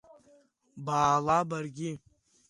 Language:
Abkhazian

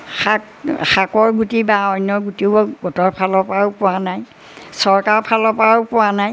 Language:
Assamese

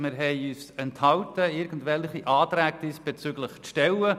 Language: Swiss German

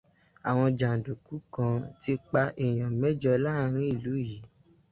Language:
Yoruba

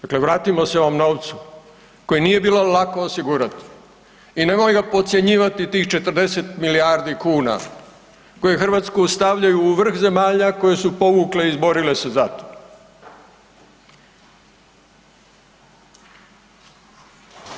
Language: Croatian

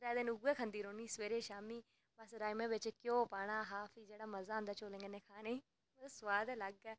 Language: Dogri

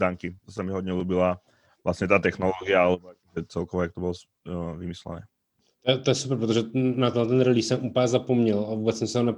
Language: Czech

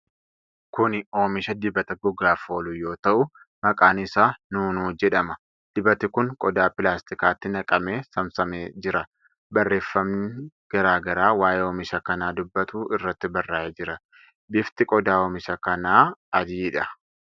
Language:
Oromo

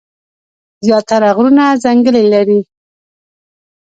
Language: Pashto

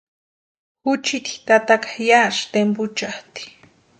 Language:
Western Highland Purepecha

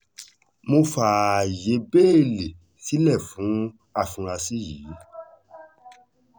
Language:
Yoruba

